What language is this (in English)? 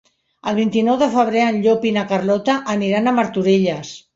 Catalan